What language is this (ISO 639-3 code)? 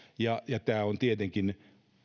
fin